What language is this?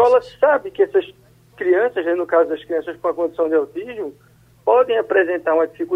Portuguese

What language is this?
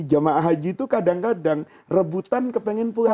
Indonesian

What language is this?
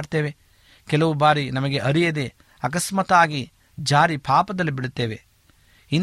Kannada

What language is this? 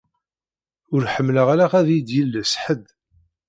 Kabyle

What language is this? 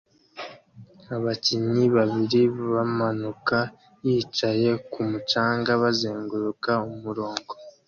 Kinyarwanda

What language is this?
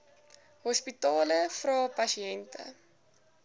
Afrikaans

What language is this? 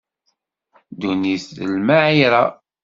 Kabyle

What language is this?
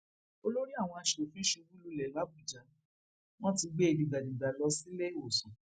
Yoruba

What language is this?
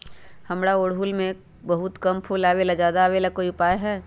Magahi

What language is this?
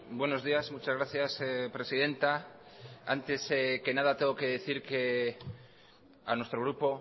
Spanish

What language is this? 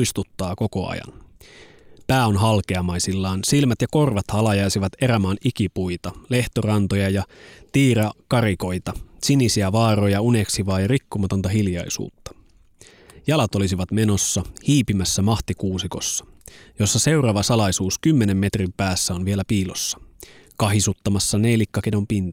Finnish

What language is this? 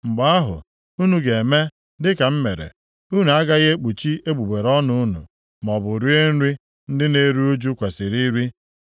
Igbo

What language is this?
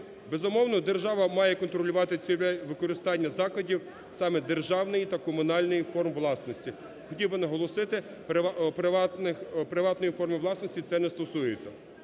Ukrainian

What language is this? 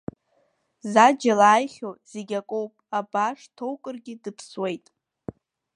Abkhazian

